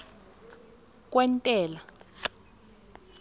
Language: South Ndebele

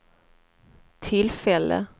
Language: Swedish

